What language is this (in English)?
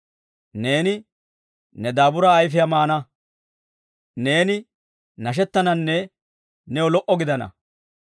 Dawro